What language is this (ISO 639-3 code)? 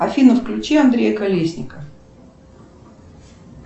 rus